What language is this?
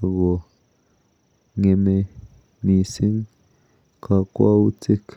Kalenjin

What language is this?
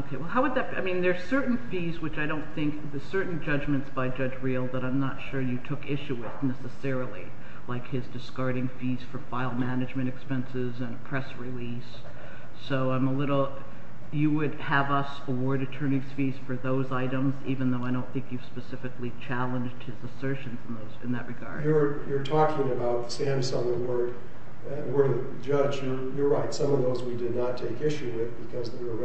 English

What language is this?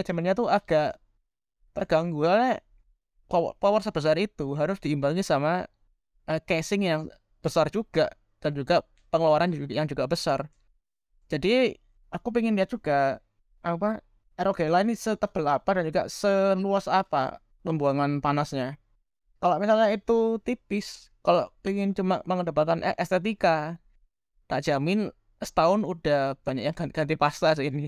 Indonesian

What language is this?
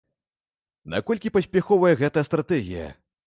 Belarusian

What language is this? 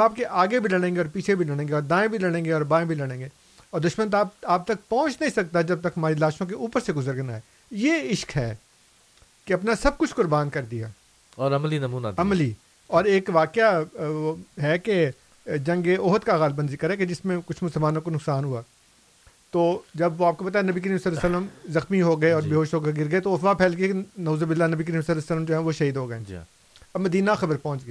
Urdu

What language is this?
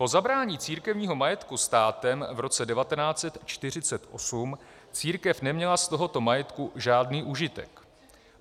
Czech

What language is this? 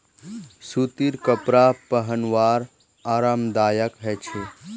Magahi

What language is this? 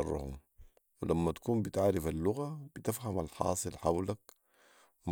Sudanese Arabic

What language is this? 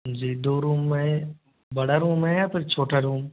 Hindi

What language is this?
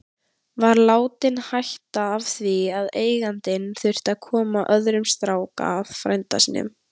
Icelandic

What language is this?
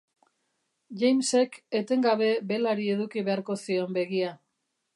Basque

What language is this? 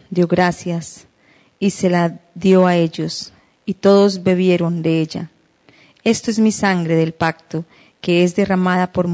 Spanish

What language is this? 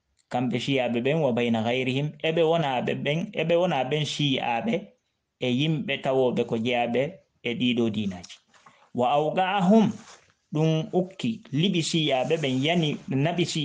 Indonesian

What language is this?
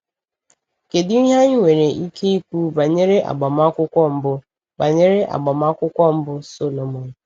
Igbo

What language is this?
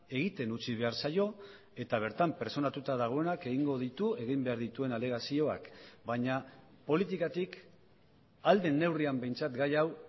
Basque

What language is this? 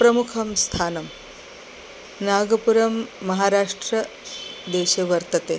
Sanskrit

